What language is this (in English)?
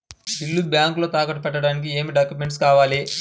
Telugu